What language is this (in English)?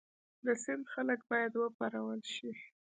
Pashto